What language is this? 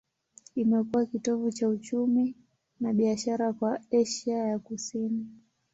Swahili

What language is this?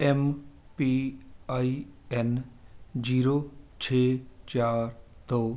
Punjabi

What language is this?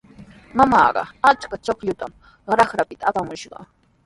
Sihuas Ancash Quechua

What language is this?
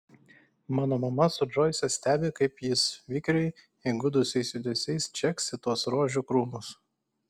Lithuanian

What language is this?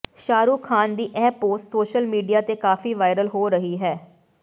Punjabi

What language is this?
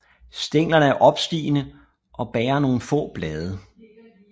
Danish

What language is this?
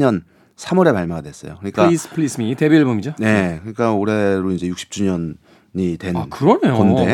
Korean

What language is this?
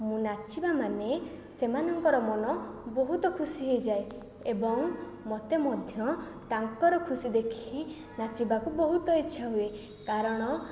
Odia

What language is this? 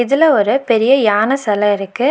Tamil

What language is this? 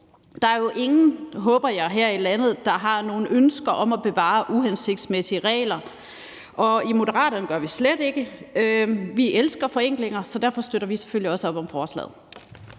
Danish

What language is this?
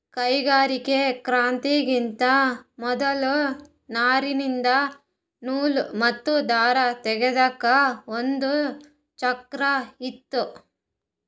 Kannada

